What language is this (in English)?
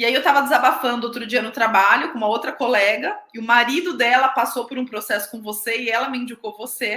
Portuguese